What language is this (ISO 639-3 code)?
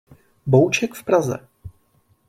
ces